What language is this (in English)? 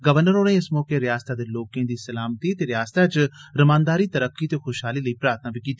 Dogri